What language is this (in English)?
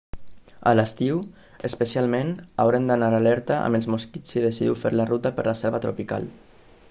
Catalan